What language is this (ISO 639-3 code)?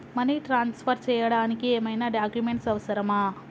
tel